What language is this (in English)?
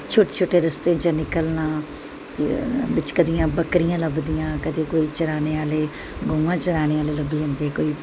Dogri